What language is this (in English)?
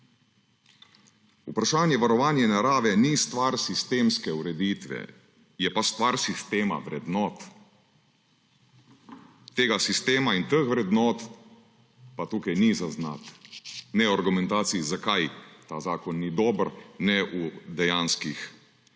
Slovenian